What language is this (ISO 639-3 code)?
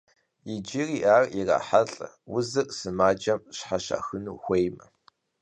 kbd